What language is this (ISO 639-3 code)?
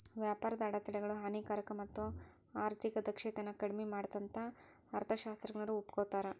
kan